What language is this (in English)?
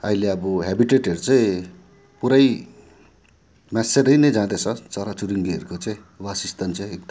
Nepali